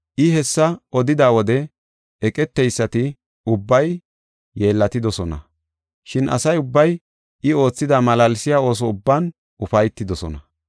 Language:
Gofa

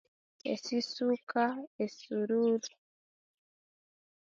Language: Konzo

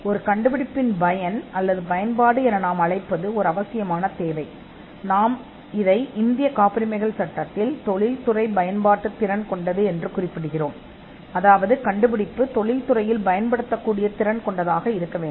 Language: Tamil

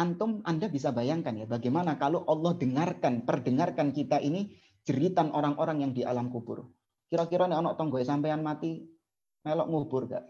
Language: Indonesian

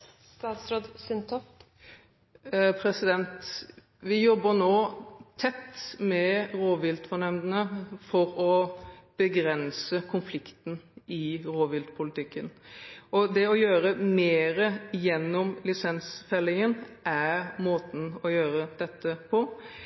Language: Norwegian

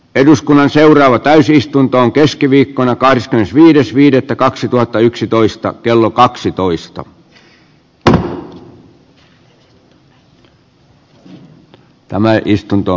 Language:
Finnish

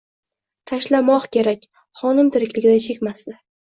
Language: Uzbek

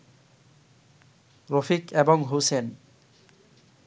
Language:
Bangla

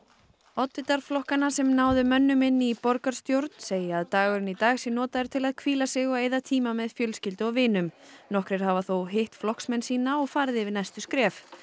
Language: Icelandic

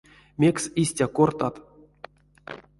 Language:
Erzya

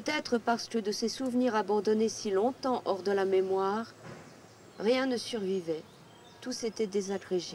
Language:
French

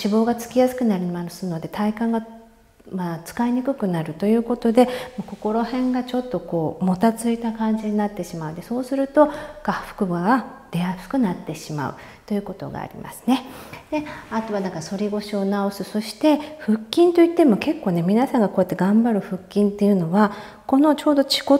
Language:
Japanese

